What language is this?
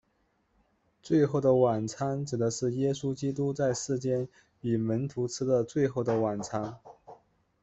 Chinese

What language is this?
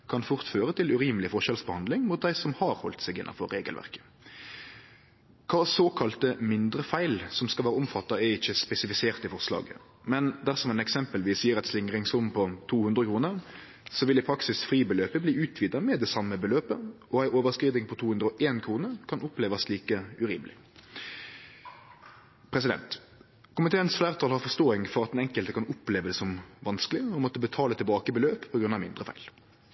Norwegian Nynorsk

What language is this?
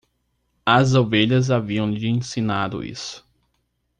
Portuguese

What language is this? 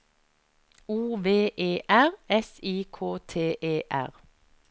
Norwegian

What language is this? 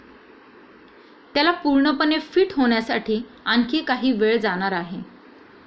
Marathi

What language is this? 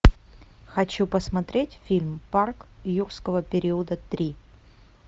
Russian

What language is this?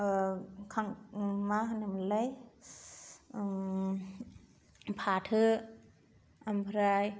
Bodo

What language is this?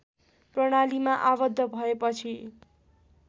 Nepali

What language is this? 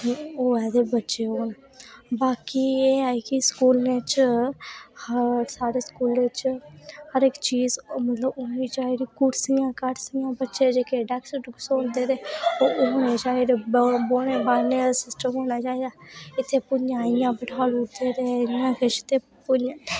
Dogri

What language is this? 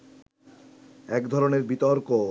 Bangla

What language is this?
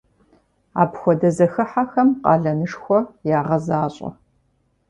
Kabardian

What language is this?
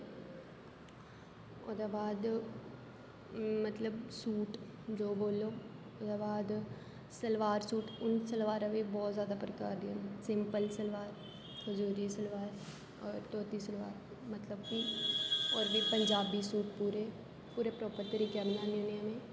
Dogri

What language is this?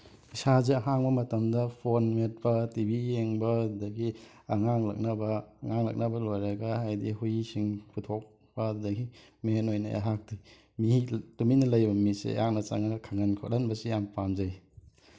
Manipuri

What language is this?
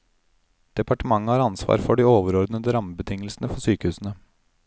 Norwegian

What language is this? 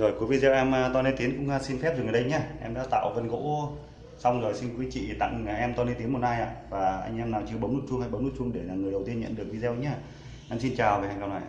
Vietnamese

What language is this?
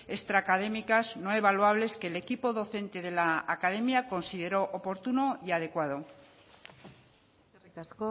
Spanish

